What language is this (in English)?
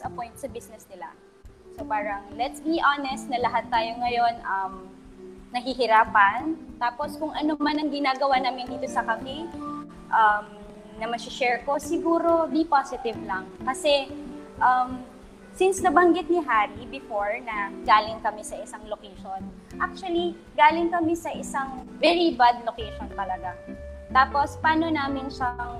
Filipino